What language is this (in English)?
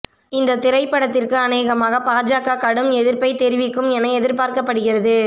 Tamil